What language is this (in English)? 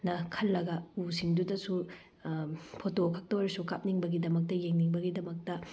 Manipuri